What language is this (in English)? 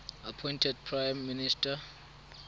Tswana